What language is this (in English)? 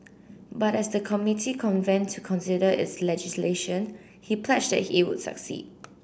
English